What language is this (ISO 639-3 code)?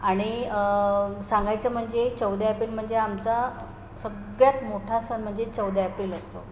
mar